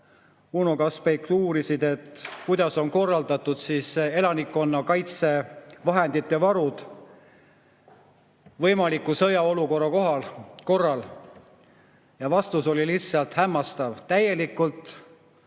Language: Estonian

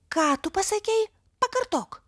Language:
Lithuanian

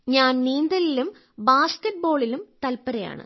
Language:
Malayalam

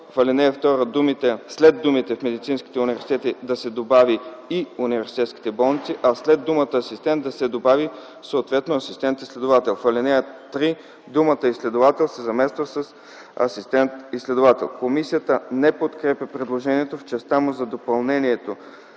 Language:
Bulgarian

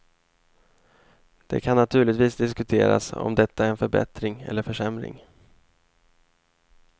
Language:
Swedish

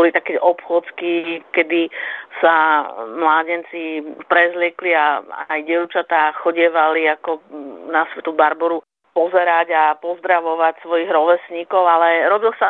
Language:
Slovak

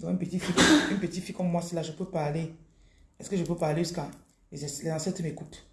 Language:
French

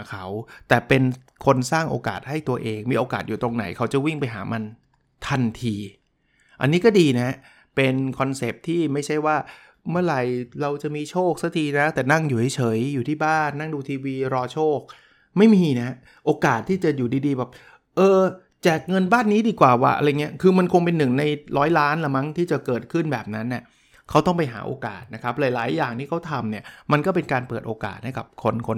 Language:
Thai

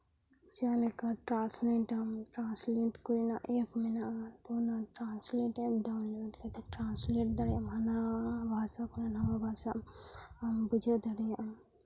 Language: Santali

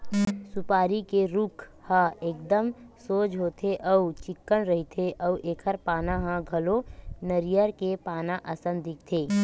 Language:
Chhattisgarhi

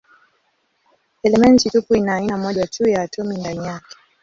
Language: Swahili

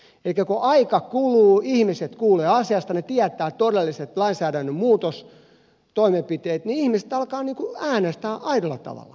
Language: Finnish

